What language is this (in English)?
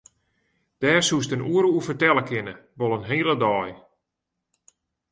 Western Frisian